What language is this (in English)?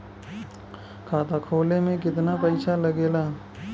Bhojpuri